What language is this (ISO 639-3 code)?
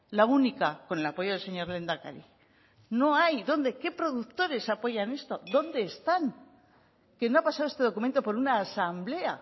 spa